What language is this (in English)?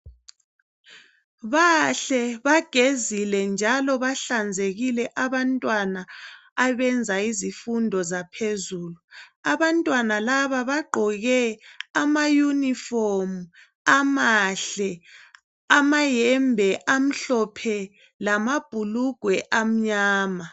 North Ndebele